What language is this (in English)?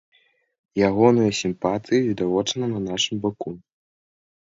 Belarusian